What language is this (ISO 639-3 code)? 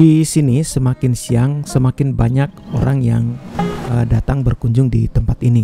ind